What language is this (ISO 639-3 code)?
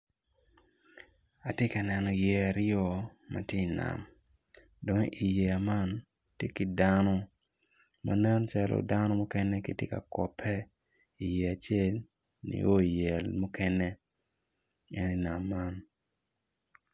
ach